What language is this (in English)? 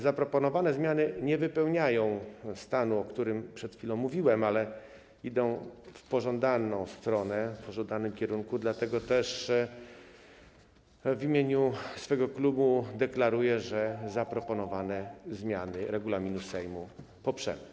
Polish